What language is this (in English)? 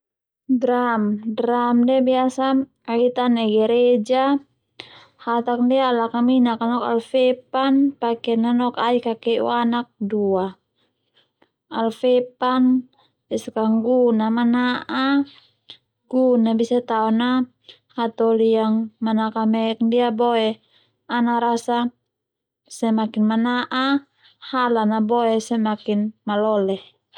Termanu